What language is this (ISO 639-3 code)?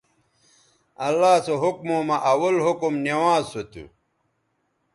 btv